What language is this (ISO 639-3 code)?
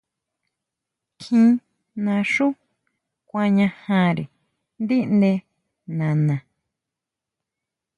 mau